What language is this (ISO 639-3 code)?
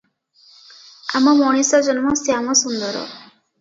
ori